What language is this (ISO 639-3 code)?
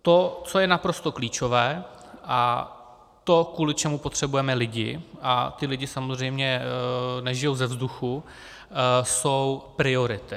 ces